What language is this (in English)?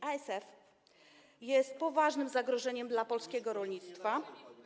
Polish